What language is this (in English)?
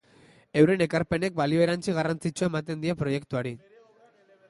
Basque